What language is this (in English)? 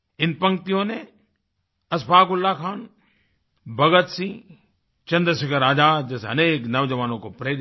Hindi